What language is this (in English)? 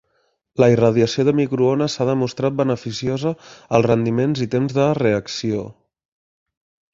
Catalan